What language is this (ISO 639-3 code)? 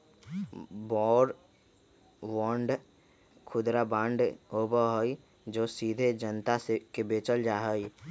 mag